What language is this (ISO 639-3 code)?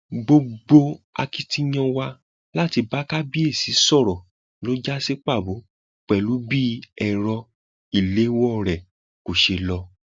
yor